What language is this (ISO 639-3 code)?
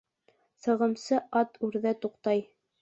bak